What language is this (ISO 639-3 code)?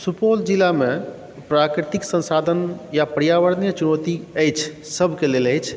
mai